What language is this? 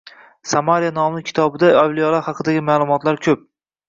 Uzbek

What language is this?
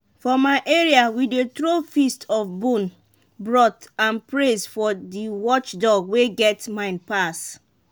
Nigerian Pidgin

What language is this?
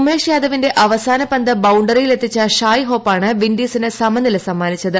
Malayalam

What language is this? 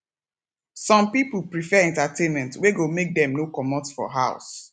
Nigerian Pidgin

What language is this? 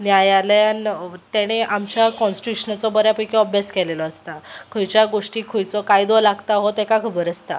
Konkani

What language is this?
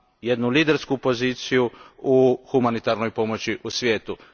Croatian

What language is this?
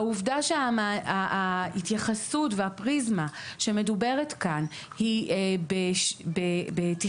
Hebrew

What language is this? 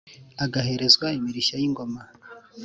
Kinyarwanda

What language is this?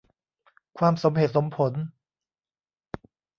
Thai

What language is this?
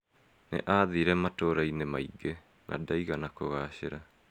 Kikuyu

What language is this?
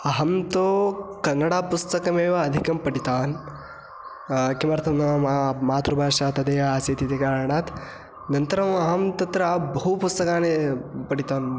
Sanskrit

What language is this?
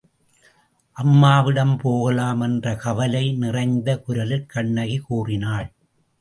Tamil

